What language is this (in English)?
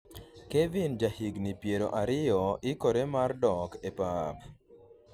Luo (Kenya and Tanzania)